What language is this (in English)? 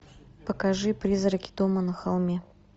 Russian